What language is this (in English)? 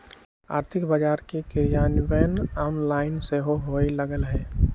Magahi